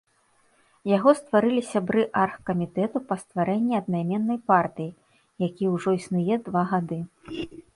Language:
Belarusian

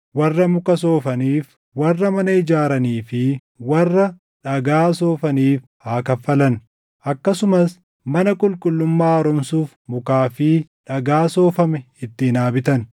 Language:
Oromo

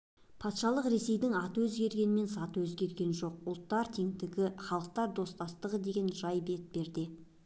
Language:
Kazakh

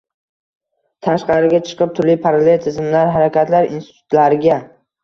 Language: Uzbek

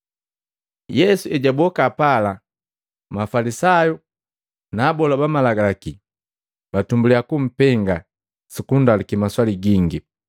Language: Matengo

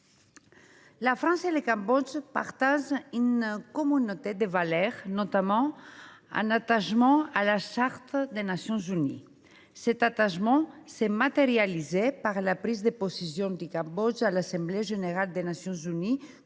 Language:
French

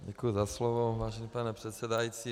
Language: Czech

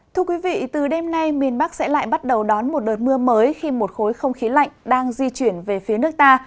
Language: Vietnamese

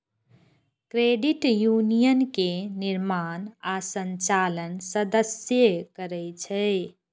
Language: Maithili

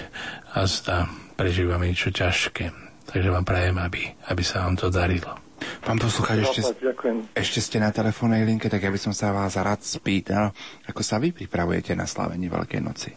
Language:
Slovak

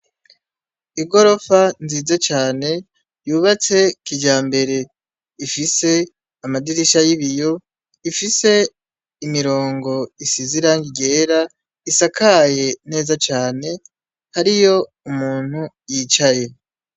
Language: Rundi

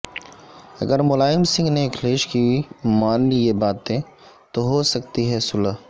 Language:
Urdu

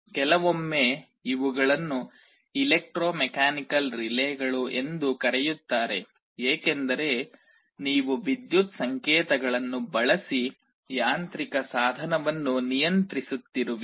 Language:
Kannada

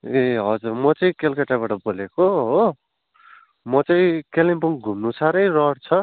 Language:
Nepali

